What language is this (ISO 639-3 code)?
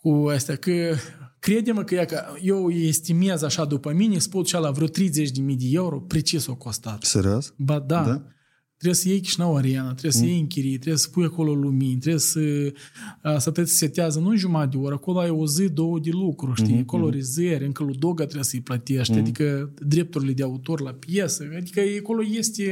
ron